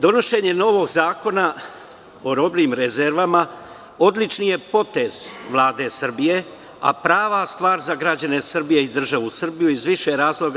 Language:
Serbian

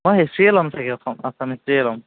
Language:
Assamese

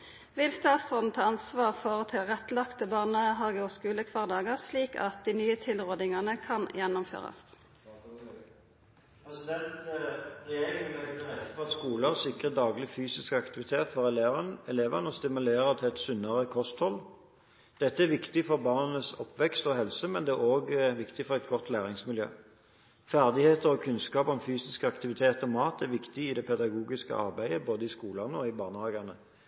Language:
Norwegian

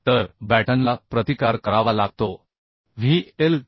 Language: Marathi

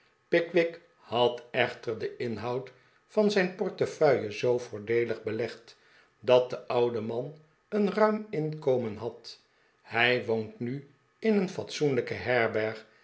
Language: Dutch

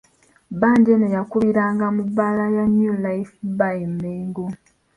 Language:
Ganda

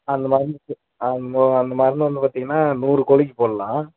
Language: Tamil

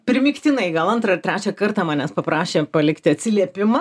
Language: Lithuanian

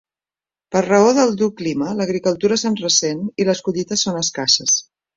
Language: Catalan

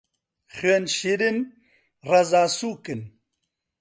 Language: Central Kurdish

